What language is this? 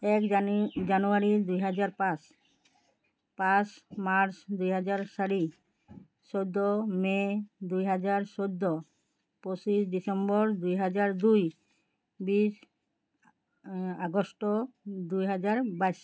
Assamese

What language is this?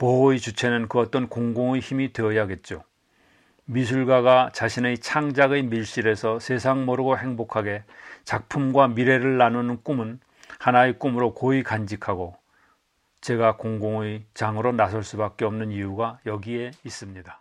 Korean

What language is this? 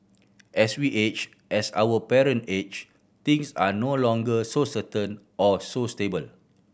English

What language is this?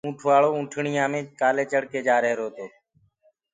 Gurgula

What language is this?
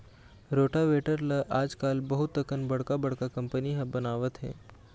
Chhattisgarhi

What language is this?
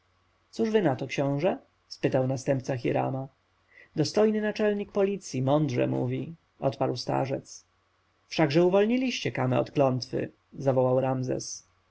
Polish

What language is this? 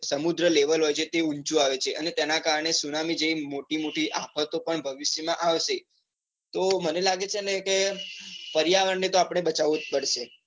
Gujarati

